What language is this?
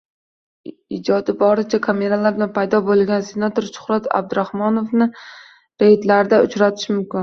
Uzbek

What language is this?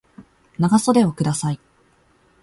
Japanese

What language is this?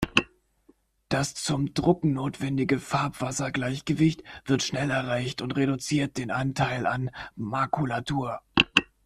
German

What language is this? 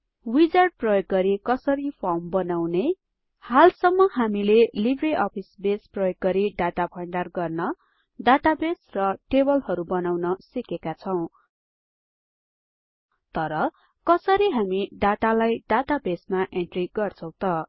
Nepali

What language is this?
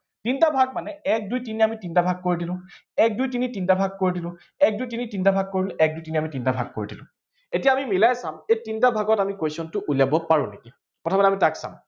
Assamese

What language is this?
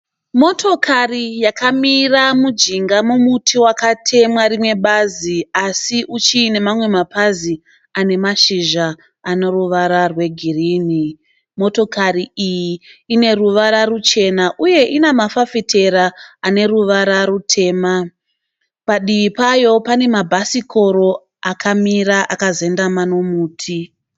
Shona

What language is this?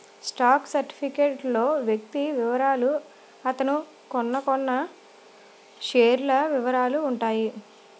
Telugu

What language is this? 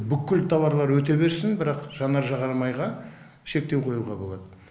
Kazakh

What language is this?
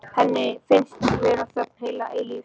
Icelandic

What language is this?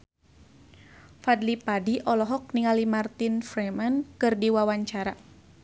Sundanese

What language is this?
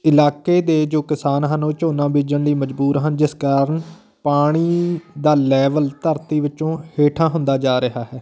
Punjabi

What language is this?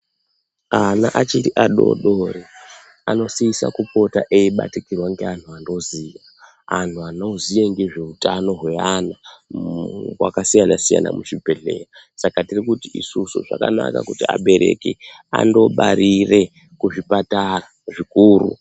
Ndau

